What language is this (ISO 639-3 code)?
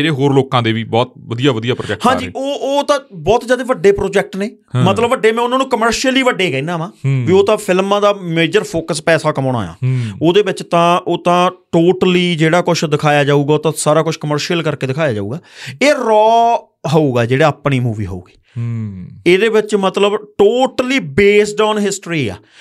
pan